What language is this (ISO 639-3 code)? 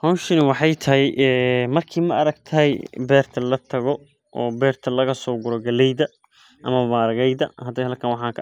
som